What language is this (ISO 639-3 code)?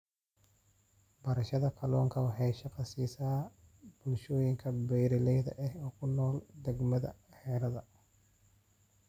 som